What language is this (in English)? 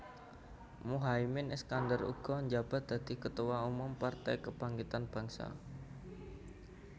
Javanese